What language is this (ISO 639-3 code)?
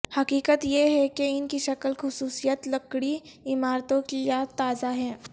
urd